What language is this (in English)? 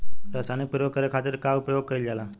Bhojpuri